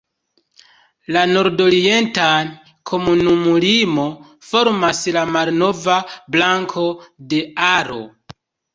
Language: Esperanto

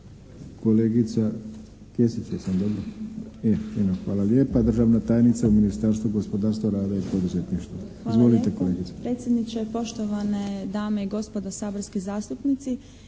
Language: Croatian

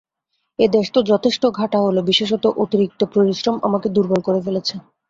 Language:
Bangla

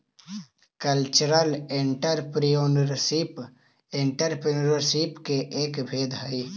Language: Magahi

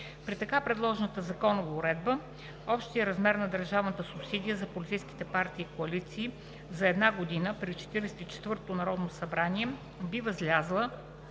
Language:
Bulgarian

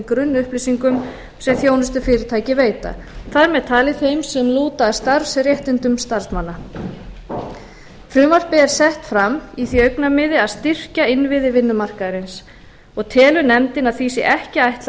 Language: Icelandic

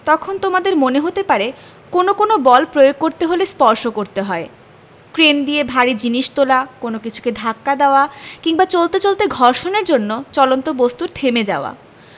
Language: Bangla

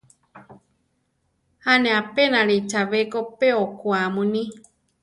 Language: Central Tarahumara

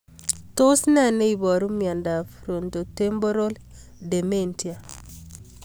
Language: Kalenjin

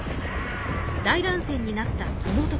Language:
Japanese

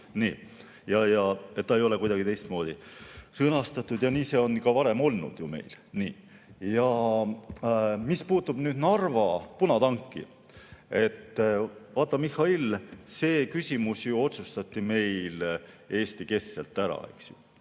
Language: Estonian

